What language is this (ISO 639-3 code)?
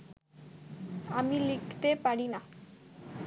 ben